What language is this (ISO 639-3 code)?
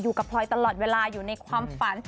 tha